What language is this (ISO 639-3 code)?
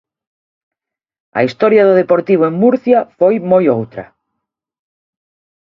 glg